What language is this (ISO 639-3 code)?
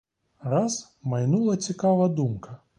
ukr